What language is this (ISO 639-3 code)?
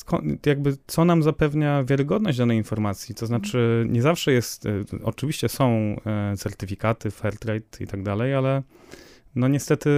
pol